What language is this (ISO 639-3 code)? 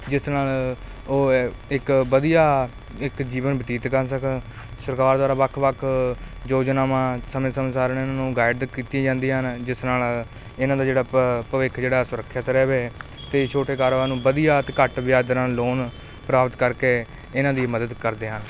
pan